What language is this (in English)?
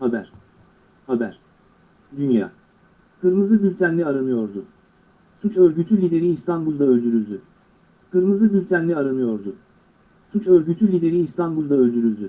Turkish